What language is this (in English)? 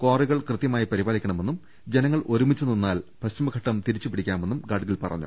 Malayalam